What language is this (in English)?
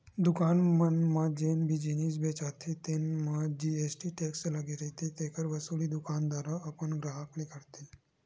Chhattisgarhi